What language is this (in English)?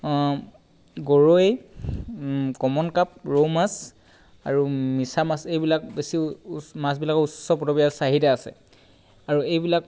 Assamese